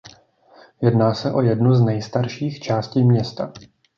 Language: Czech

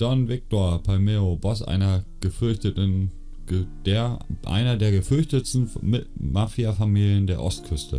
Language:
German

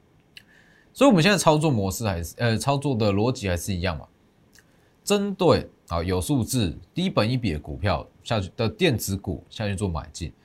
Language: Chinese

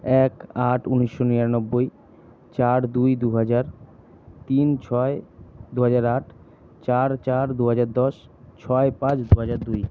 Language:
Bangla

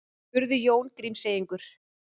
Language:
Icelandic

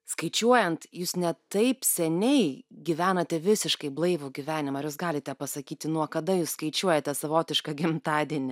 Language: Lithuanian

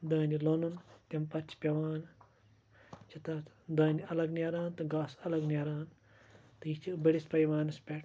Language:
Kashmiri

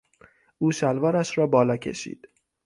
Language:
Persian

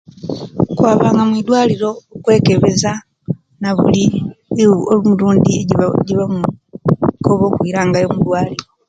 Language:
Kenyi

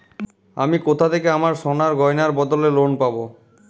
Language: Bangla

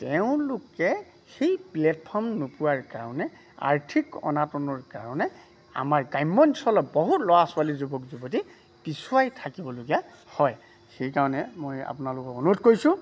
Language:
Assamese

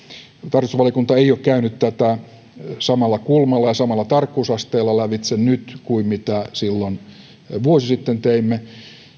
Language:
Finnish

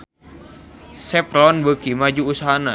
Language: Sundanese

